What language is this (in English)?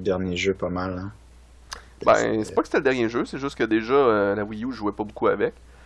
French